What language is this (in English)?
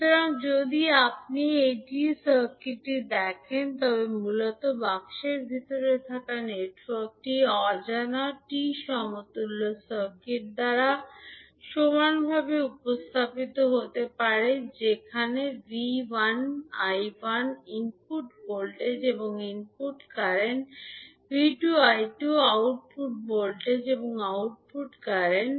Bangla